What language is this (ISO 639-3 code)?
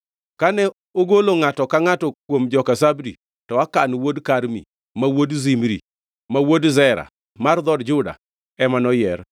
luo